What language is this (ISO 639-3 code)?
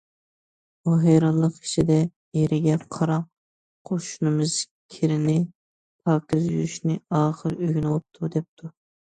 uig